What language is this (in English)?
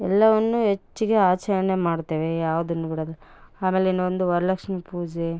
Kannada